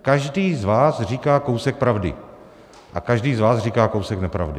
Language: Czech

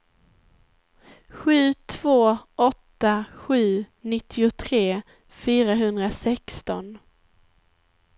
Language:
Swedish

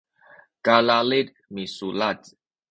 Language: Sakizaya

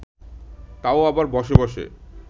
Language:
Bangla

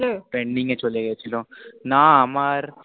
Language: Bangla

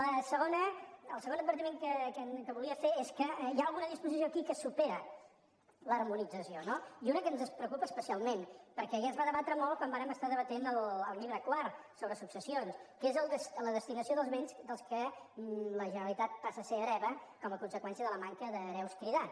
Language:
Catalan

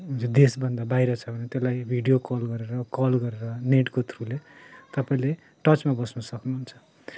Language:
Nepali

